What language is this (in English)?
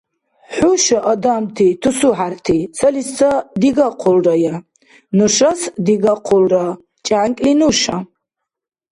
Dargwa